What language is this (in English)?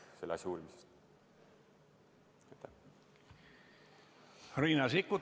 Estonian